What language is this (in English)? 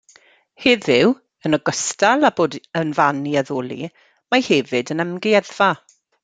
Welsh